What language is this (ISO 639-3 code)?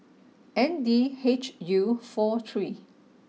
eng